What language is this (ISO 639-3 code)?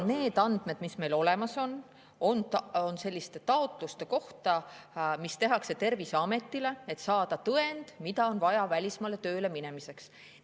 est